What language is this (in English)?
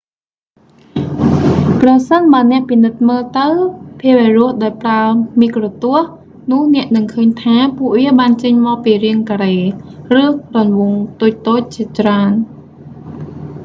Khmer